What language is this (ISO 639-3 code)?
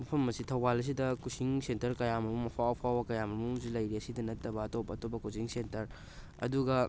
mni